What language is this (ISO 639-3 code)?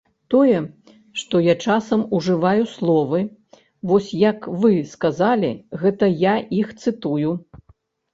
bel